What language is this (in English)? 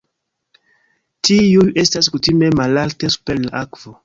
Esperanto